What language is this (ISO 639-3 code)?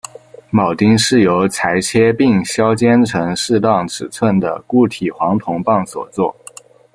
zho